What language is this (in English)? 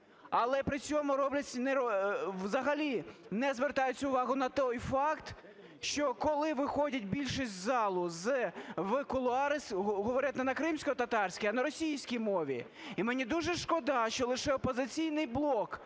Ukrainian